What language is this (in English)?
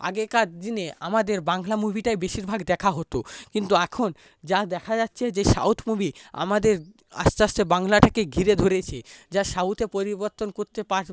Bangla